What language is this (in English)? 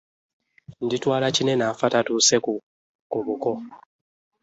Ganda